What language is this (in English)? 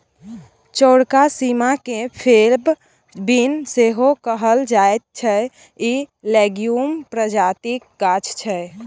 Maithili